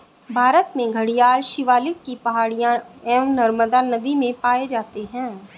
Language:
Hindi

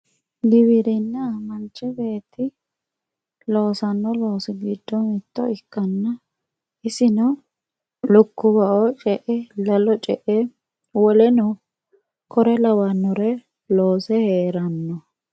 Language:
Sidamo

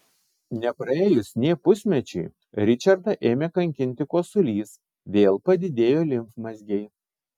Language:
Lithuanian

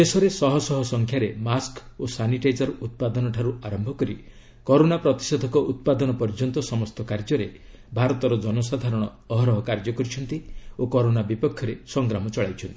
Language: Odia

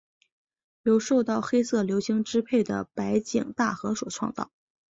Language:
Chinese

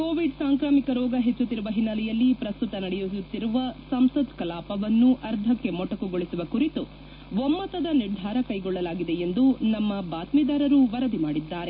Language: Kannada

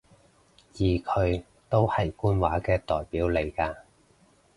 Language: Cantonese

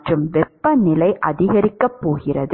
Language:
Tamil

